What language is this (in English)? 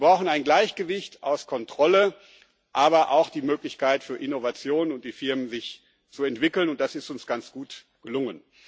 German